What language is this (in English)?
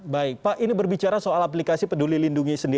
Indonesian